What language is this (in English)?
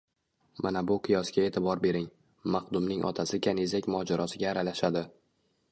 Uzbek